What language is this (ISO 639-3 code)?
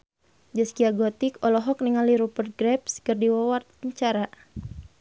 sun